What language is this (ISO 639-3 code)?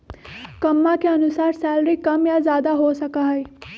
mag